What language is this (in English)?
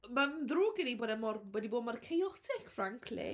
Welsh